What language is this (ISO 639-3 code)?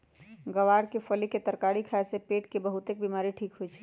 mag